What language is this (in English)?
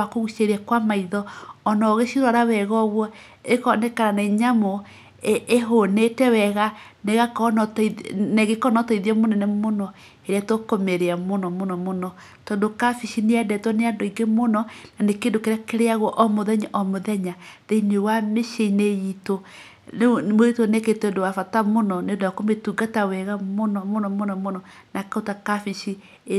Kikuyu